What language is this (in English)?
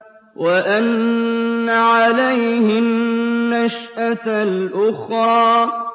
Arabic